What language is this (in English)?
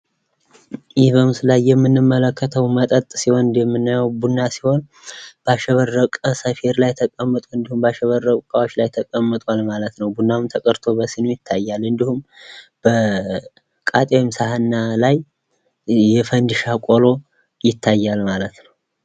Amharic